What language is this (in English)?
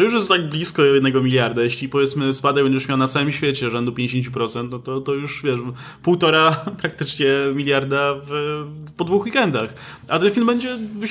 Polish